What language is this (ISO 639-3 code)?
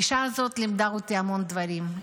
heb